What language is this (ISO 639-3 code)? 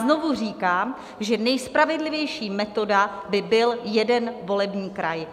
ces